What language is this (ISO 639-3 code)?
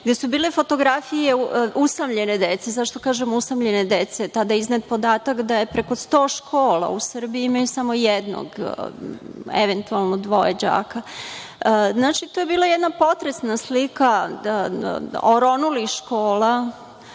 srp